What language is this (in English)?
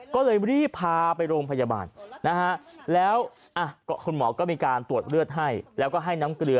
Thai